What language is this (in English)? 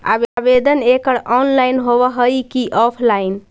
Magahi